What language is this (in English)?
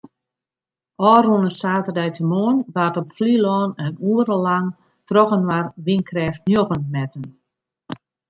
Western Frisian